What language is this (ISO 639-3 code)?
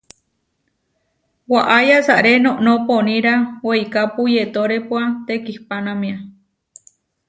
var